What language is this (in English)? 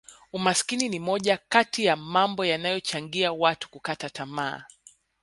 Swahili